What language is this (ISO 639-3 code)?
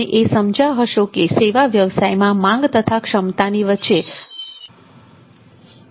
guj